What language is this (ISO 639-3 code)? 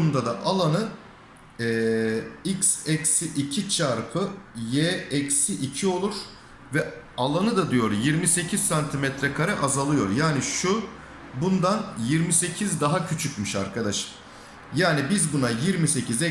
tur